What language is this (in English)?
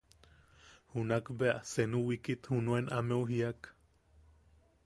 Yaqui